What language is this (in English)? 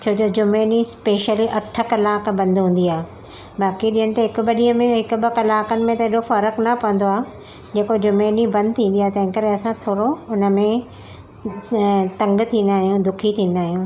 Sindhi